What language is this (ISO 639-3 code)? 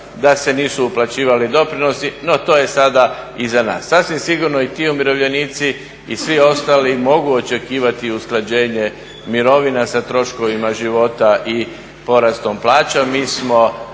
hrv